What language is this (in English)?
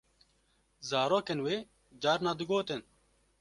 Kurdish